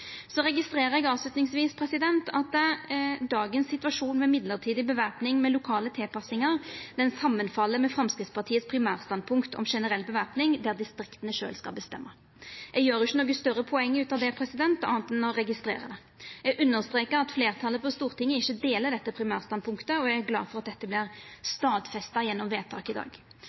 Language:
Norwegian Nynorsk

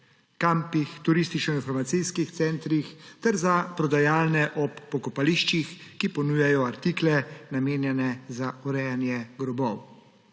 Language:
Slovenian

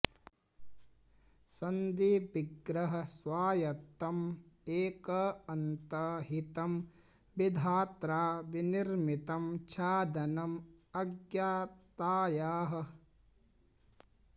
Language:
Sanskrit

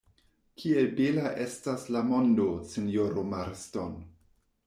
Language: Esperanto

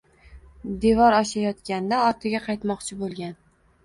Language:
Uzbek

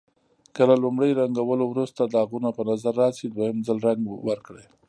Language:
Pashto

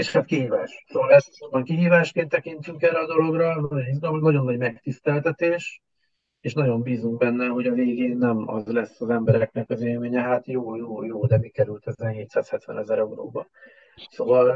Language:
Hungarian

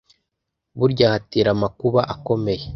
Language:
Kinyarwanda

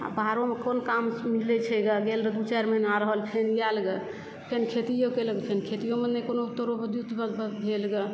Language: Maithili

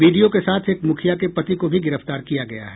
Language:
Hindi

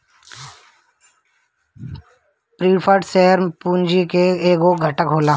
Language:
Bhojpuri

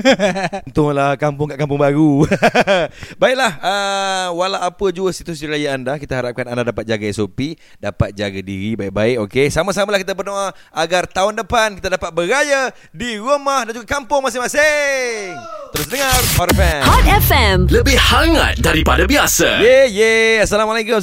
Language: Malay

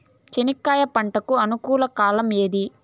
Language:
Telugu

